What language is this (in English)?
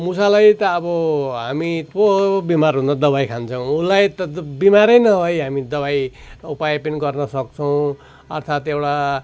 Nepali